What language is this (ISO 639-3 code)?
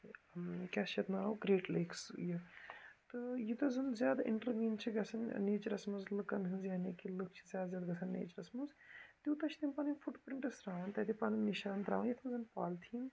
kas